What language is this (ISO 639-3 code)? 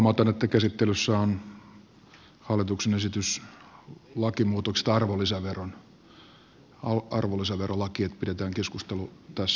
fin